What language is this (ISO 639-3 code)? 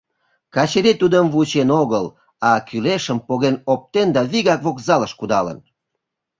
chm